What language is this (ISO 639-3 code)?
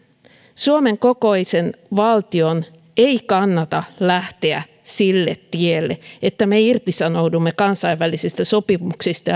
fin